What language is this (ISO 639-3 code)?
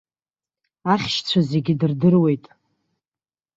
abk